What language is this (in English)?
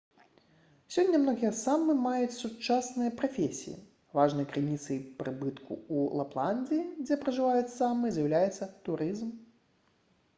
Belarusian